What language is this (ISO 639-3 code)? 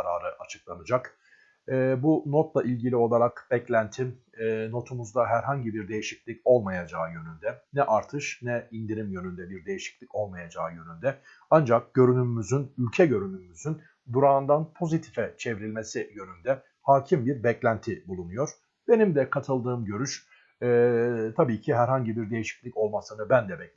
tur